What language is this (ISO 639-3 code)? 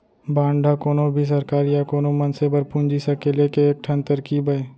hne